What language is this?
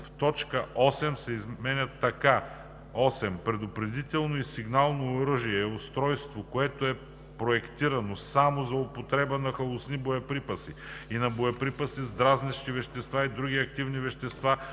Bulgarian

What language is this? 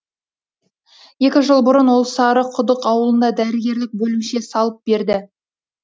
Kazakh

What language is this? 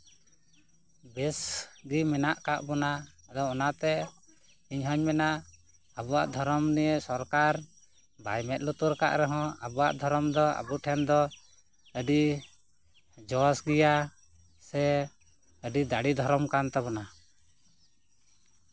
Santali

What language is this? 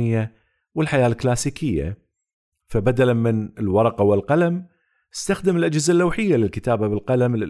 Arabic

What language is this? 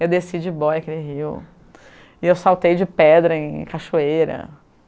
Portuguese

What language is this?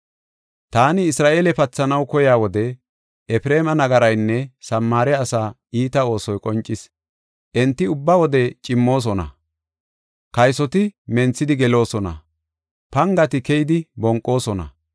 Gofa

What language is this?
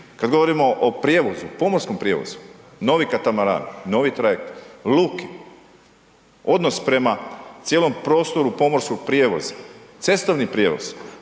Croatian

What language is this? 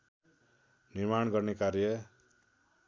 Nepali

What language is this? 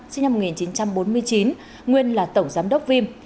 Vietnamese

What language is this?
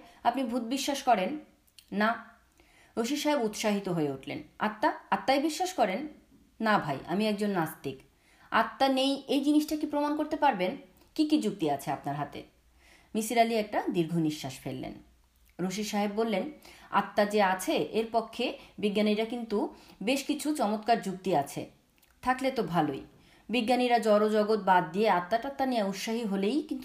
Bangla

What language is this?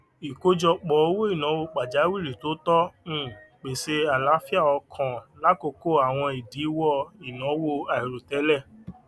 Yoruba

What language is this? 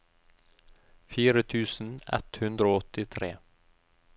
Norwegian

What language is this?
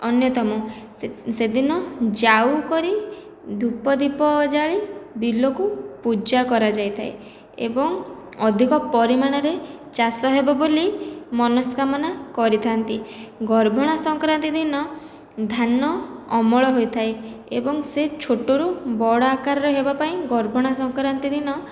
Odia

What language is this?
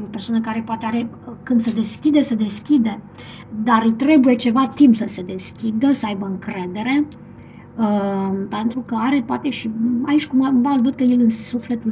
Romanian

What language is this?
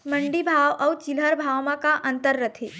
Chhattisgarhi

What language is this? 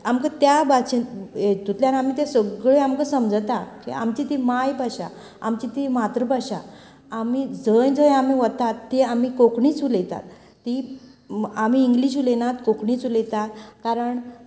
Konkani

